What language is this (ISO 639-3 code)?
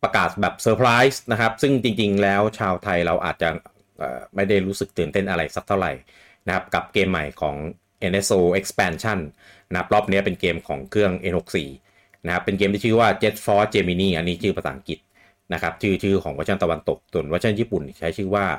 tha